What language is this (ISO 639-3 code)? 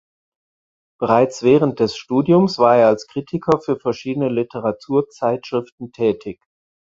deu